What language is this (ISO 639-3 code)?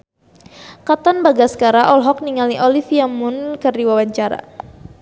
sun